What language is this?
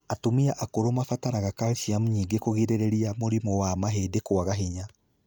Kikuyu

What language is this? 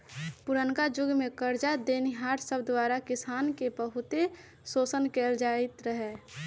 Magahi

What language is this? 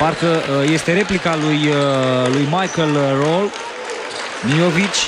Romanian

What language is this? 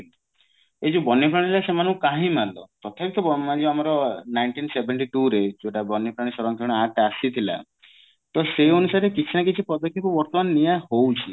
Odia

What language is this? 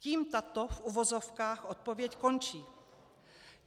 Czech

